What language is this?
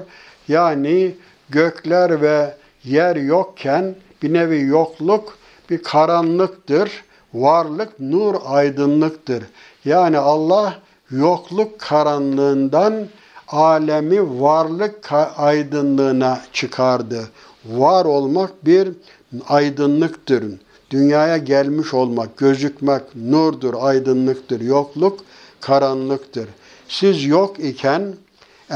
Turkish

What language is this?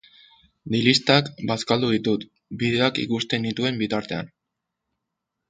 Basque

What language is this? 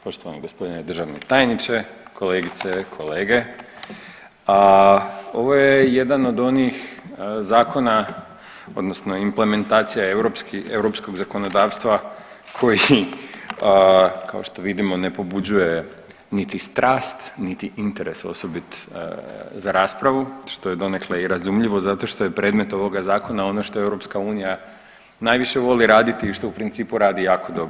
Croatian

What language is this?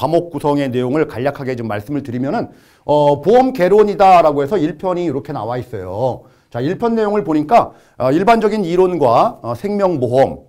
Korean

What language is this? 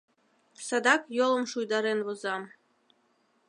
Mari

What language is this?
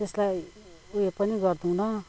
Nepali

